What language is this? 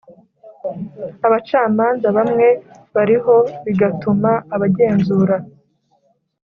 Kinyarwanda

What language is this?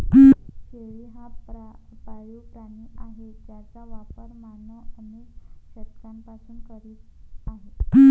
Marathi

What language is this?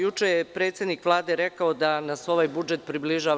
Serbian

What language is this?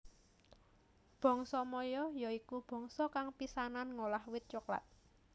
Javanese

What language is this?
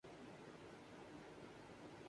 Urdu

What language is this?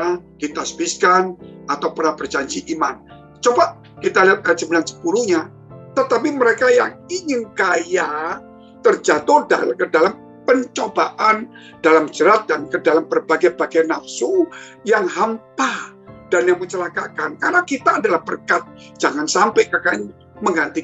Indonesian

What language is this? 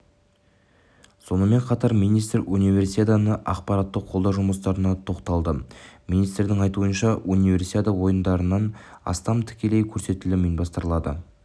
Kazakh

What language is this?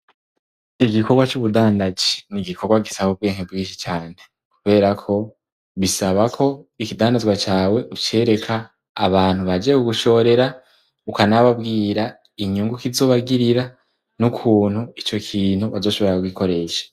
Rundi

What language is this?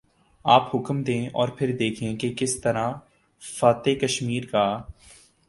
Urdu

